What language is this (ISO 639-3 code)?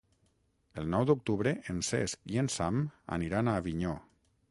cat